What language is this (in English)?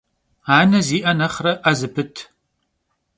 Kabardian